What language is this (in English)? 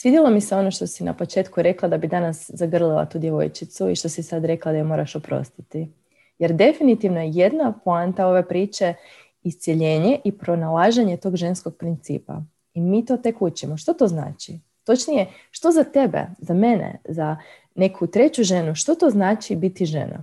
Croatian